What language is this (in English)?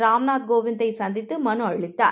Tamil